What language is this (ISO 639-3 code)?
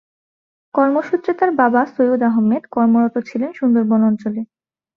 ben